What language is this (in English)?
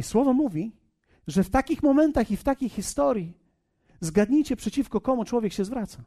Polish